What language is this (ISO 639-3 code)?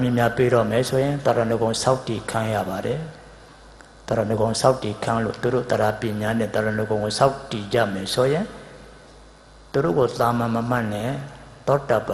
eng